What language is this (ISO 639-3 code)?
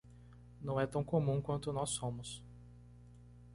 por